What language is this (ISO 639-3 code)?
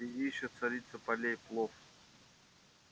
rus